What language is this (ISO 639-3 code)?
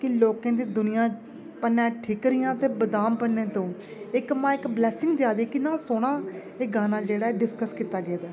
doi